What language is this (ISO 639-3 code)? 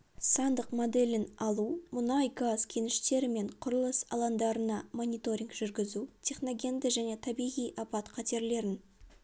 kaz